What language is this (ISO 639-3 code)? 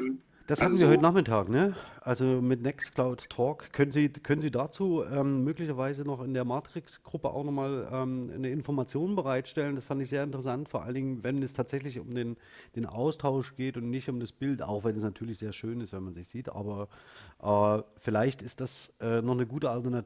deu